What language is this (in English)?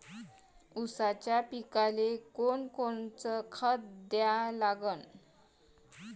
Marathi